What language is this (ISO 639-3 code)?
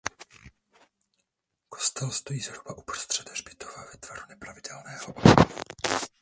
ces